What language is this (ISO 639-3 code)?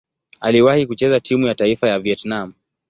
swa